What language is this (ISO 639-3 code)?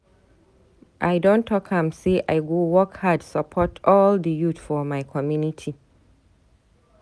pcm